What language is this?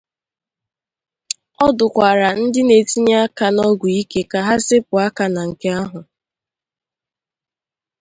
Igbo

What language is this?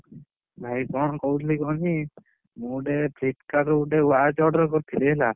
Odia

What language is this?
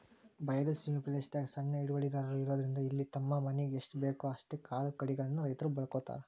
Kannada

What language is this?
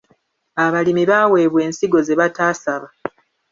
Ganda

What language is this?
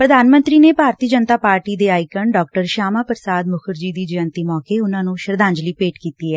Punjabi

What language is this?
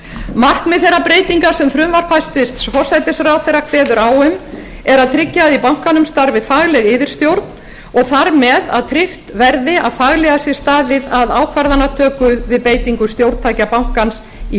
Icelandic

